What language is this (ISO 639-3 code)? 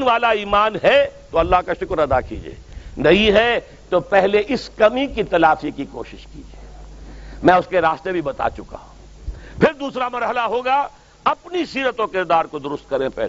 urd